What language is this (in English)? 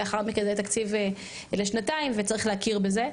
Hebrew